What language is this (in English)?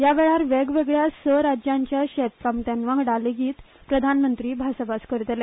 Konkani